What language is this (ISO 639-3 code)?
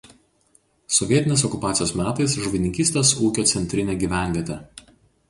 lit